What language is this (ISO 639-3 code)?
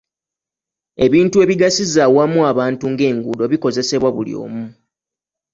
lug